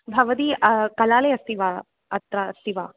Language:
Sanskrit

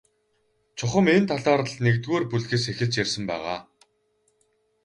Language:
Mongolian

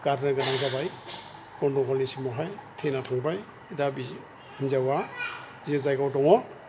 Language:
Bodo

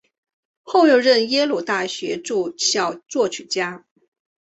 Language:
Chinese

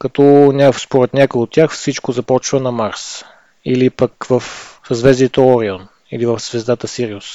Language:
Bulgarian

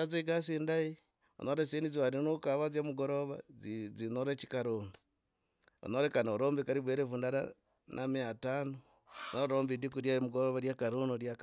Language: Logooli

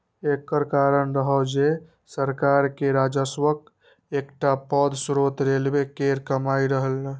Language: Maithili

